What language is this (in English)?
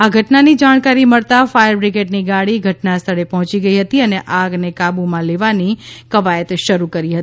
Gujarati